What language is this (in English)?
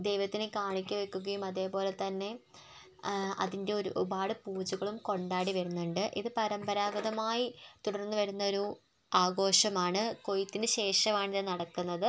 Malayalam